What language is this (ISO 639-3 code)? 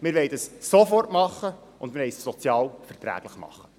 gsw